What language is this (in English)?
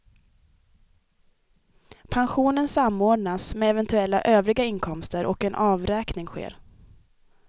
Swedish